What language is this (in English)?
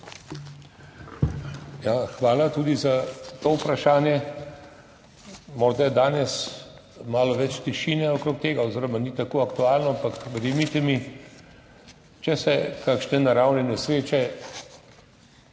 Slovenian